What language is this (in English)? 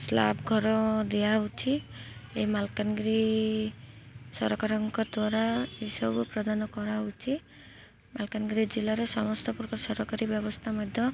Odia